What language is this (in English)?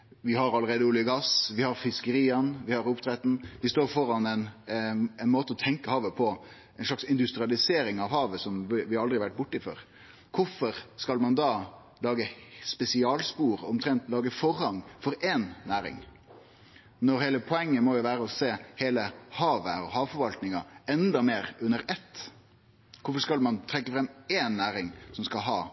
Norwegian Nynorsk